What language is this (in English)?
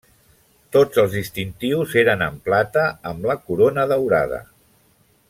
Catalan